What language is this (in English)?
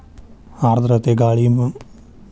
Kannada